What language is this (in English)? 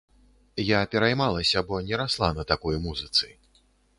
Belarusian